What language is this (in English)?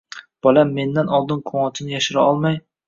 Uzbek